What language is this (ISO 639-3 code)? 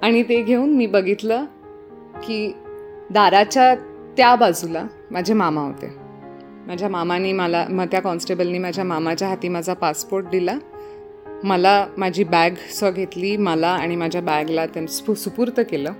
mar